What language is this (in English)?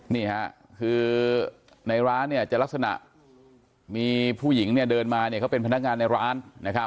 Thai